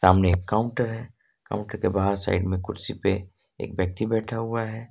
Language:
Hindi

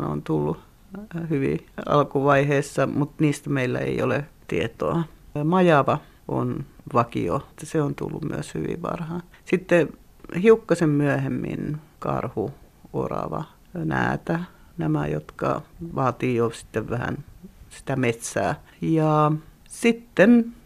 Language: Finnish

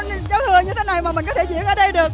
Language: Vietnamese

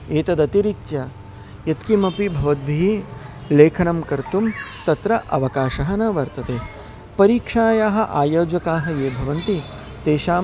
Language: Sanskrit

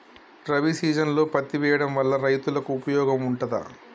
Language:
Telugu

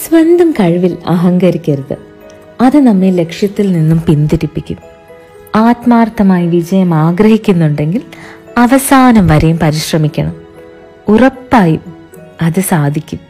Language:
Malayalam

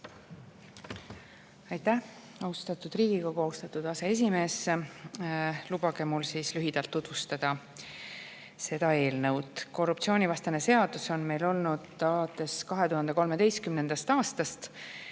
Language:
Estonian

